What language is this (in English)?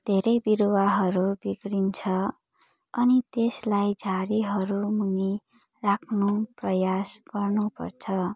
Nepali